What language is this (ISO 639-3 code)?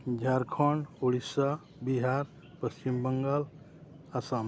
sat